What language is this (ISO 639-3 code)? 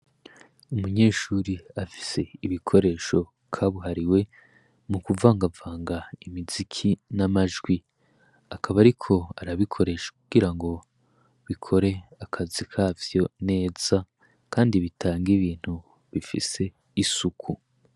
run